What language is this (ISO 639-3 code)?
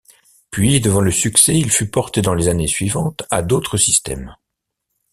fra